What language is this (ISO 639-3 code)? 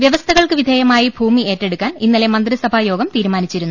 mal